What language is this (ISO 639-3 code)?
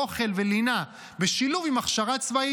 heb